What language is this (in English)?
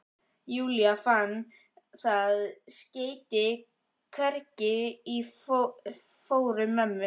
Icelandic